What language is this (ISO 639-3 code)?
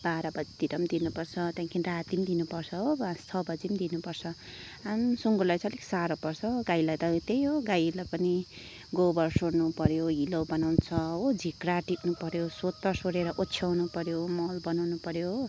nep